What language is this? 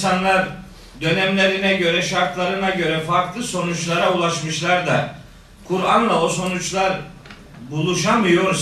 Turkish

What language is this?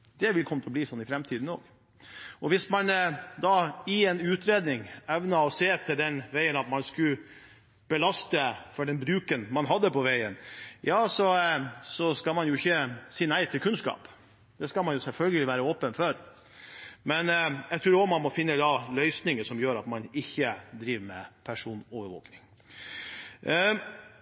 Norwegian Bokmål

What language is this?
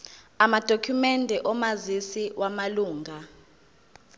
Zulu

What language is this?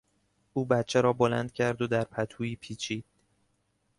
Persian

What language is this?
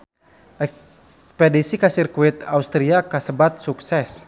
Sundanese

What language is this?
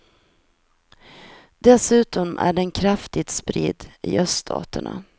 Swedish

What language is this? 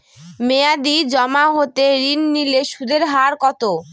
Bangla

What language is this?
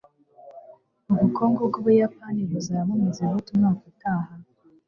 Kinyarwanda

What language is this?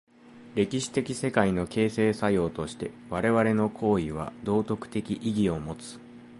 Japanese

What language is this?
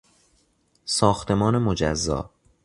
Persian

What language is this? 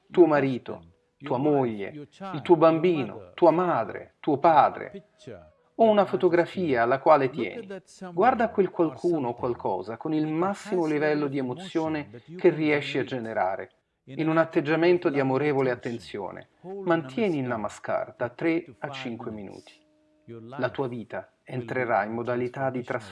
Italian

